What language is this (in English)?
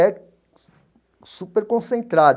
Portuguese